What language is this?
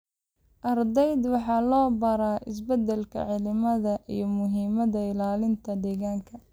Somali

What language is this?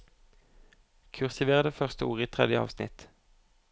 Norwegian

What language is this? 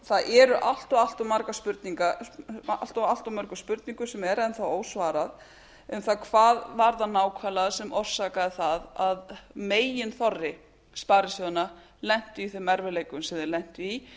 Icelandic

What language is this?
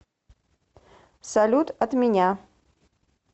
Russian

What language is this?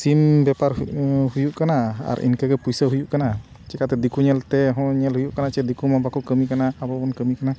Santali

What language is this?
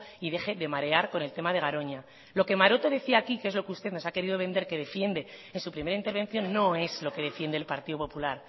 Spanish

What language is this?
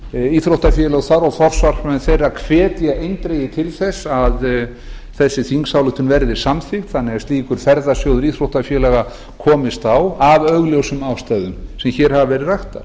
Icelandic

